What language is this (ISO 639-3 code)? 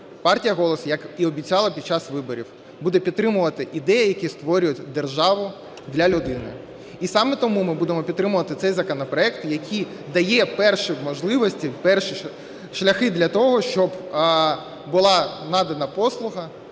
ukr